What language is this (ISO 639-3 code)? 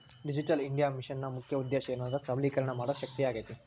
kan